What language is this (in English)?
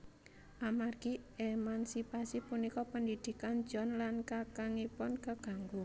Javanese